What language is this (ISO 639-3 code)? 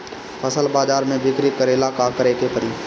bho